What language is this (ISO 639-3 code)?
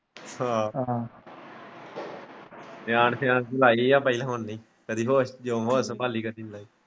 pan